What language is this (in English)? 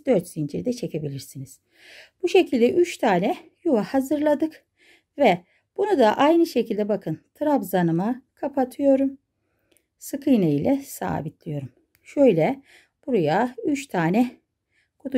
Turkish